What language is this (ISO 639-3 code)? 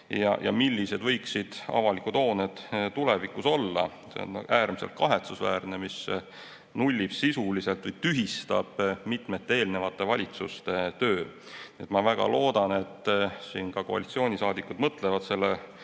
est